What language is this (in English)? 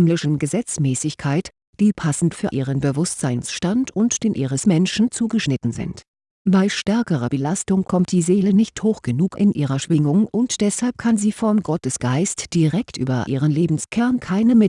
German